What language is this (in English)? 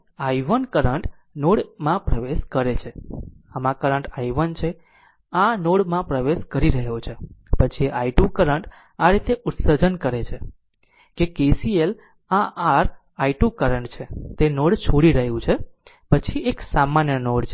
Gujarati